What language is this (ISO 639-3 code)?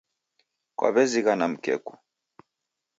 dav